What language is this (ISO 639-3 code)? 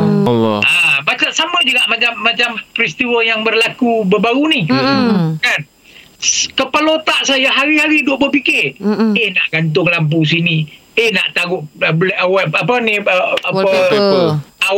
msa